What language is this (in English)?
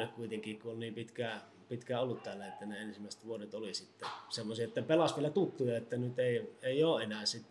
Finnish